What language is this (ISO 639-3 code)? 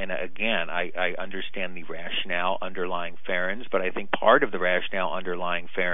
eng